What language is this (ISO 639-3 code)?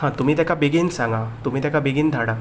kok